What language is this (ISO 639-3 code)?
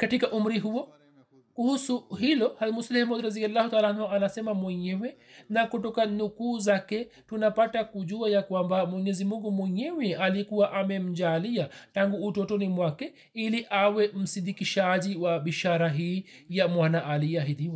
swa